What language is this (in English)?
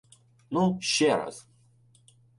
Ukrainian